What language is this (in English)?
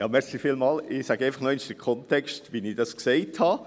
Swiss German